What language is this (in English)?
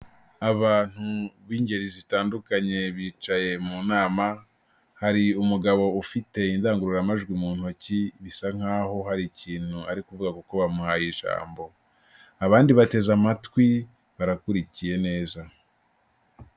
Kinyarwanda